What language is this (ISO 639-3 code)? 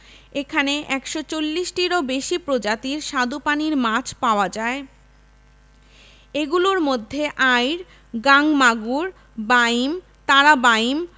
ben